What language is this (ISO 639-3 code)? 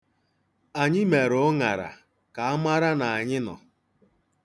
ibo